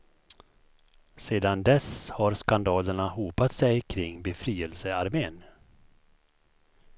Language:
Swedish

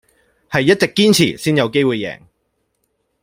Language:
Cantonese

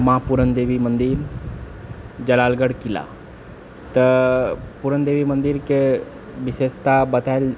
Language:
Maithili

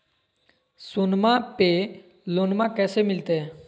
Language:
Magahi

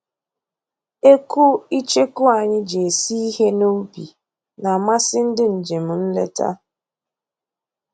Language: Igbo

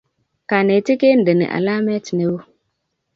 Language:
Kalenjin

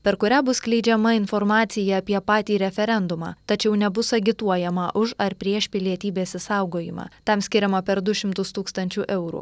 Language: Lithuanian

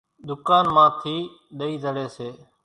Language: Kachi Koli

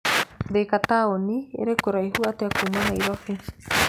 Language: Kikuyu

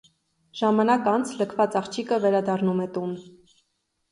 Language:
Armenian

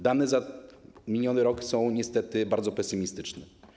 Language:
Polish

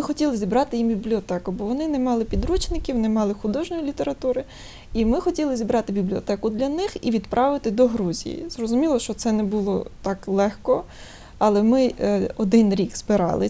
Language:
Ukrainian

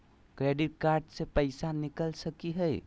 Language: Magahi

